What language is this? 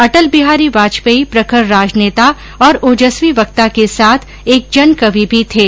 Hindi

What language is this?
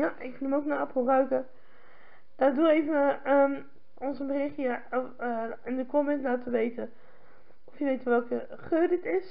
Dutch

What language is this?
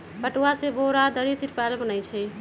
Magahi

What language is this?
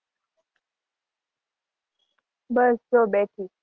Gujarati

